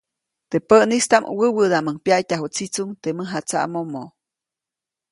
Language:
Copainalá Zoque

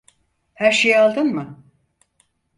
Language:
Turkish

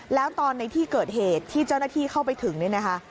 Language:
Thai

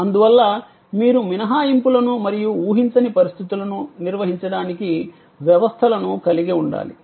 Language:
Telugu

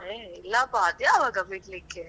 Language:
Kannada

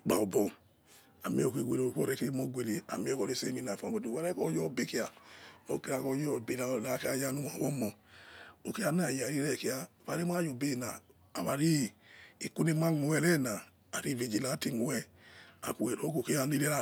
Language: Yekhee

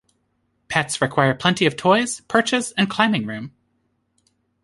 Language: English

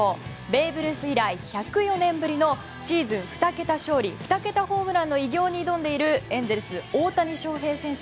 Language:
Japanese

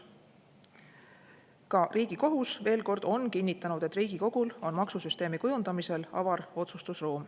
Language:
Estonian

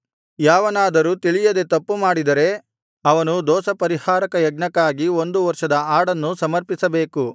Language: Kannada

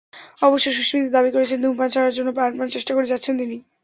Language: Bangla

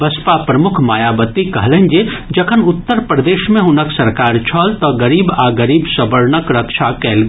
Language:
Maithili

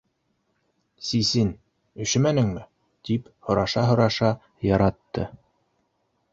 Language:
Bashkir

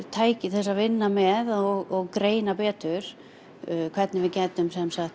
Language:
Icelandic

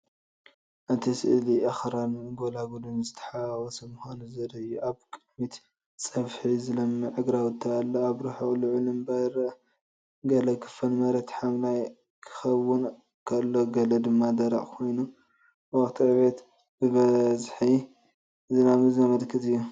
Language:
Tigrinya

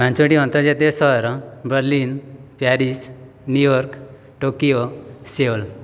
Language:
Odia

